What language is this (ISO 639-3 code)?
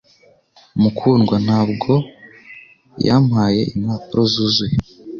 kin